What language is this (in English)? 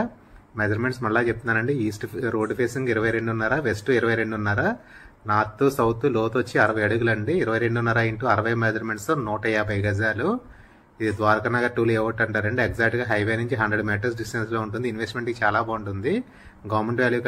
Telugu